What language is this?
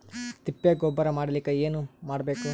Kannada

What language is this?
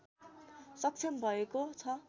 Nepali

